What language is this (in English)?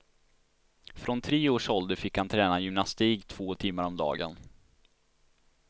Swedish